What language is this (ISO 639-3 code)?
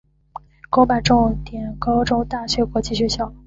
zho